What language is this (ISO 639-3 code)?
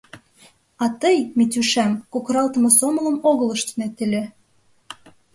chm